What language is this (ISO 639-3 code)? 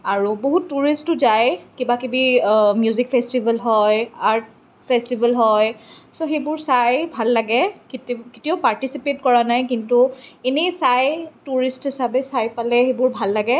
asm